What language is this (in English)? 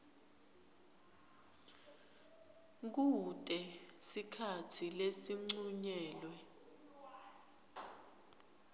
Swati